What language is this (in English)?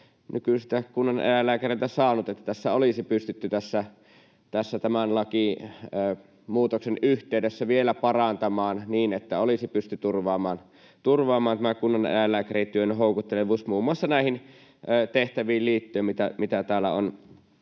Finnish